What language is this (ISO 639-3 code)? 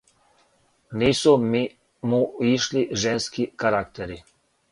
srp